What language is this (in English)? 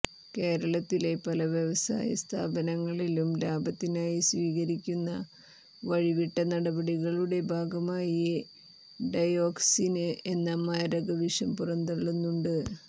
Malayalam